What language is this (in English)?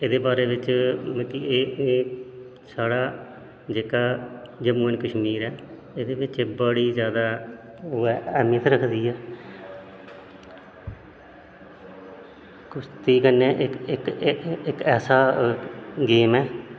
Dogri